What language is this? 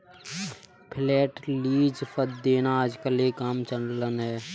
Hindi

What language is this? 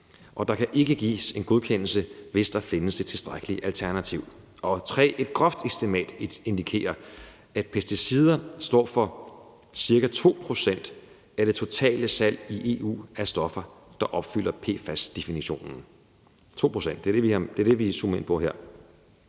Danish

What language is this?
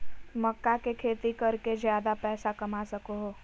Magahi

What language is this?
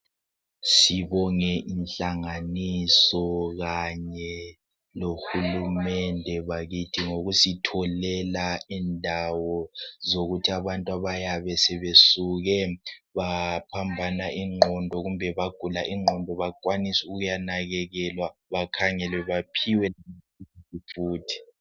North Ndebele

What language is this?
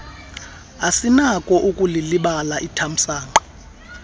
Xhosa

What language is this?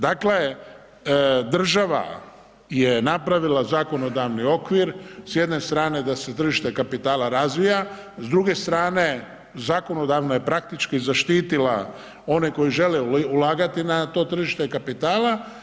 Croatian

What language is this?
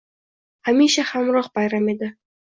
Uzbek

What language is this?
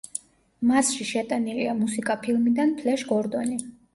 Georgian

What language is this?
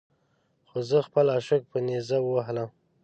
Pashto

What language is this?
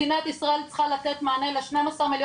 Hebrew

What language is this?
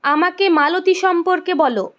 Bangla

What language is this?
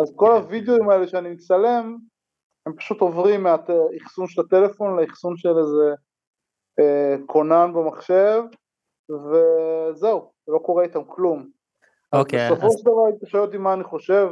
Hebrew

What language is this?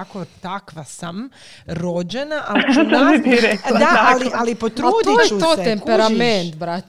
Croatian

